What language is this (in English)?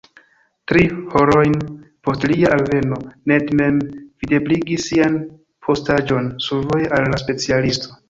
Esperanto